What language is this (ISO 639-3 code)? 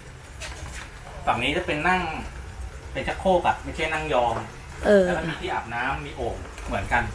tha